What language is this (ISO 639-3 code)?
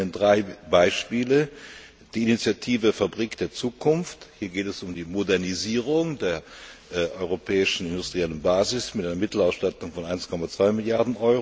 deu